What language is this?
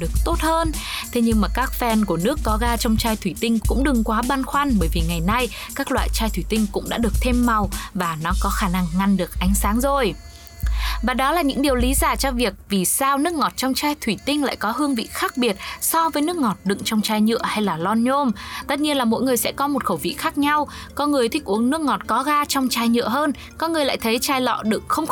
Vietnamese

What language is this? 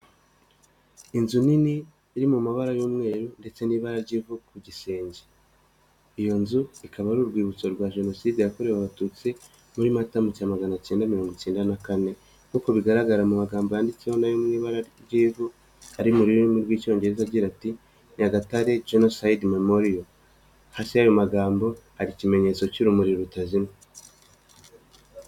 Kinyarwanda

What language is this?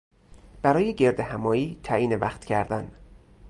Persian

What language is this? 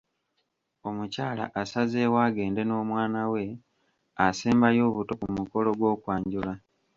Ganda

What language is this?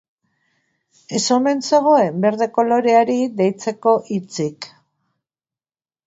Basque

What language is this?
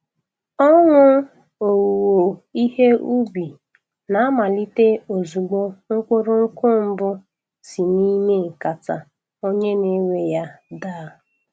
Igbo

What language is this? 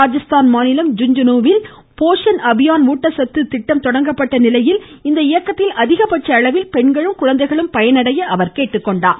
Tamil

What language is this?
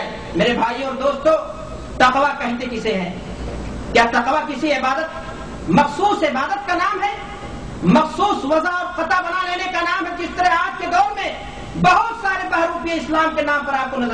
Urdu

